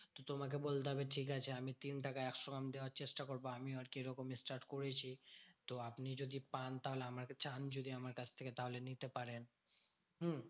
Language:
Bangla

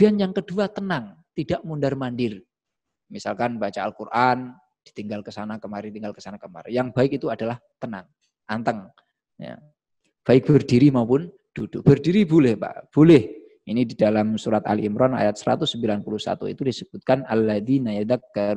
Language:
Indonesian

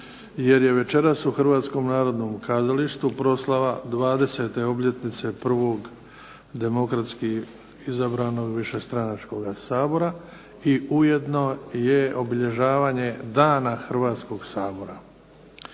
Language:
Croatian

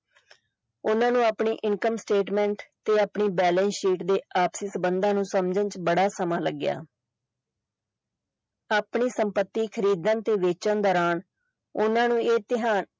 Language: Punjabi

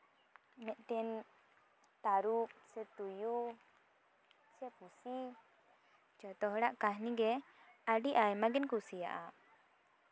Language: Santali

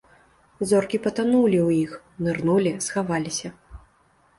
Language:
Belarusian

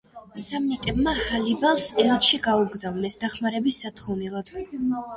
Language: Georgian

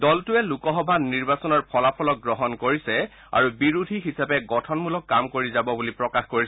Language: Assamese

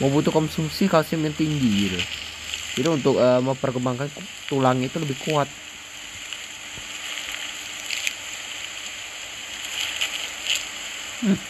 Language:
Indonesian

